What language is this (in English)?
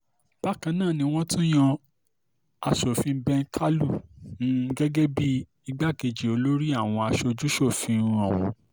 Yoruba